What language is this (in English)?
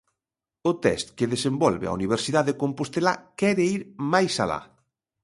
Galician